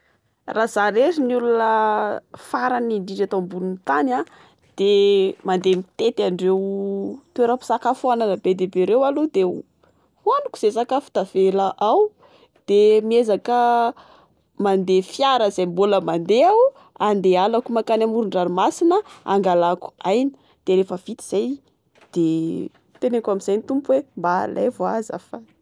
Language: Malagasy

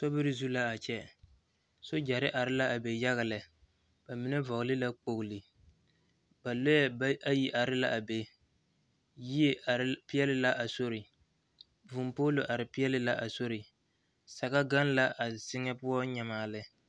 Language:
Southern Dagaare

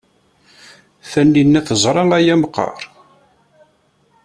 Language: Kabyle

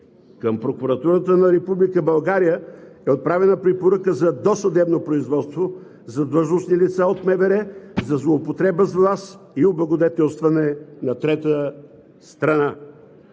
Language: Bulgarian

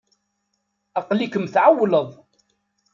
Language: Kabyle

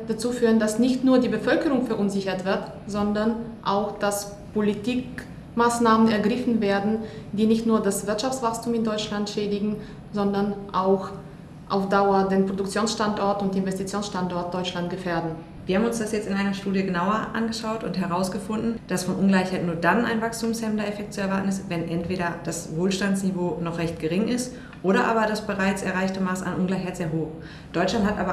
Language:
German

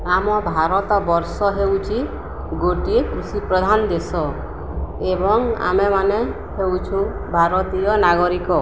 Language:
Odia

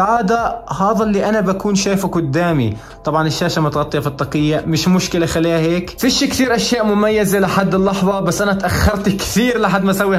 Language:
Arabic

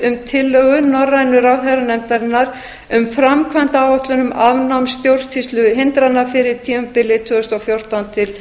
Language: Icelandic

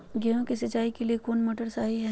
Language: Magahi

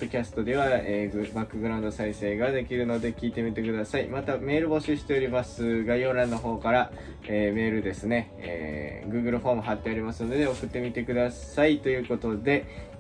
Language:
Japanese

